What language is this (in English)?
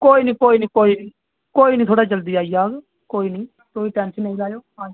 Dogri